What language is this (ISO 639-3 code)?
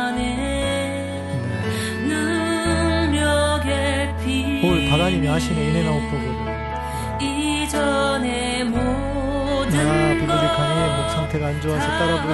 kor